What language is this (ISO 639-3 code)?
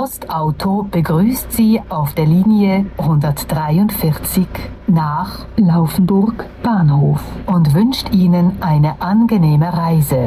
deu